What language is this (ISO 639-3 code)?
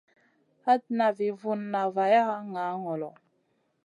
mcn